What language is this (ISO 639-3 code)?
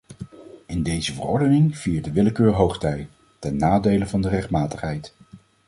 nld